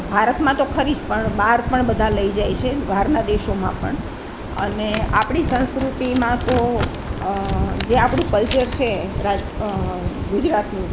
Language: Gujarati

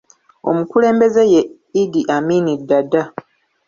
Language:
Ganda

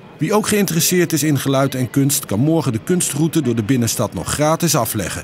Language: Dutch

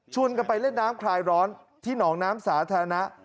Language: Thai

